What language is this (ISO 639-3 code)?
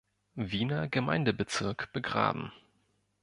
deu